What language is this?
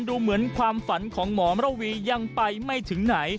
Thai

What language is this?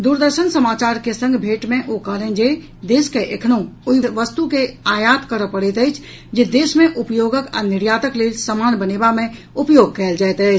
Maithili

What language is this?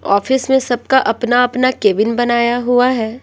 Hindi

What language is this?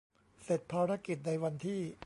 Thai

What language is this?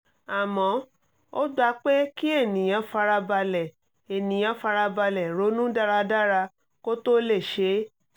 Yoruba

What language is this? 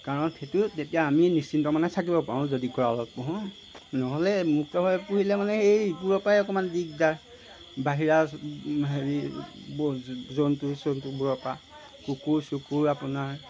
Assamese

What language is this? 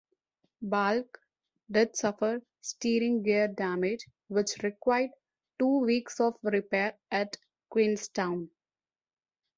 English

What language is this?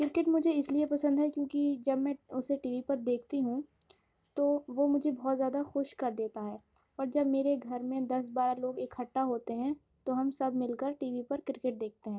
Urdu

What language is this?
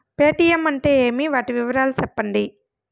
Telugu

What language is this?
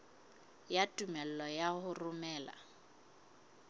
Southern Sotho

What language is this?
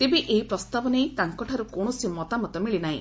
Odia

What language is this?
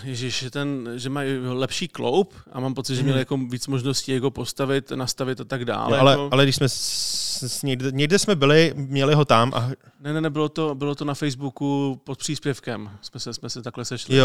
Czech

